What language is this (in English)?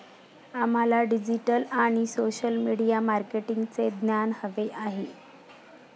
Marathi